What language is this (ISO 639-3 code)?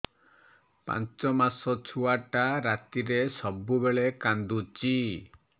ori